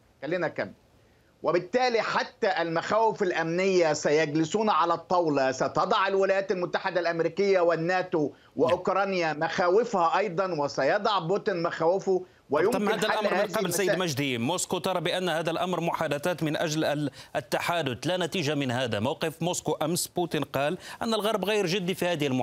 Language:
Arabic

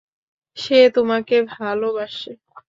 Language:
Bangla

